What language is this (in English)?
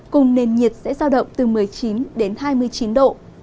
Vietnamese